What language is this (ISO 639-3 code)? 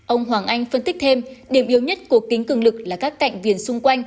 vie